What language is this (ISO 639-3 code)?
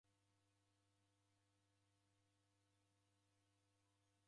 dav